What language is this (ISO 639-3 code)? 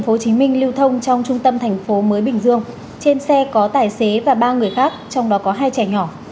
vie